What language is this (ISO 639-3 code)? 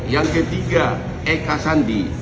ind